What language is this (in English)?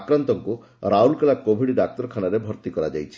Odia